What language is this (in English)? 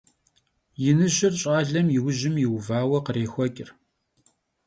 Kabardian